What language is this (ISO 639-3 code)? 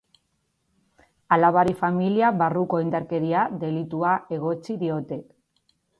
eus